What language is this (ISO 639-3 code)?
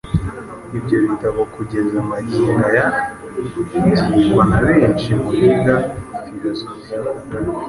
kin